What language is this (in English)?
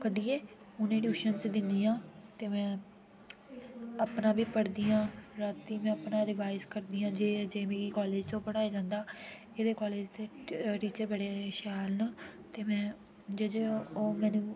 Dogri